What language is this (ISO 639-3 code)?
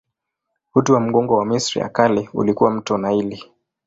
swa